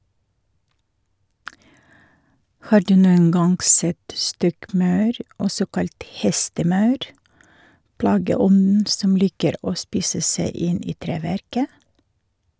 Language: Norwegian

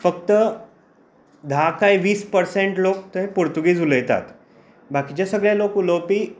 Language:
Konkani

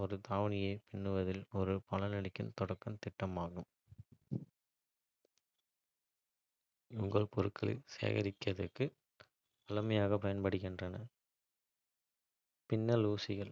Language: Kota (India)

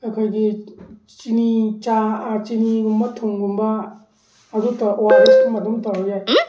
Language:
Manipuri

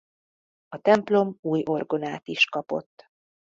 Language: Hungarian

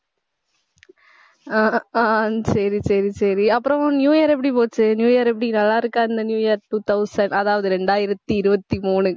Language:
Tamil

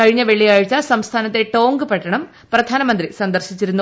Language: Malayalam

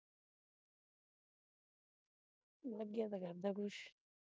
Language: Punjabi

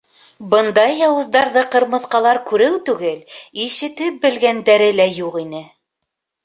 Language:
Bashkir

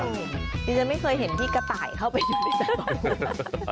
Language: Thai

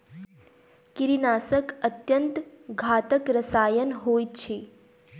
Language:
Maithili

